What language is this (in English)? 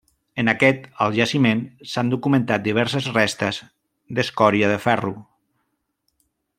Catalan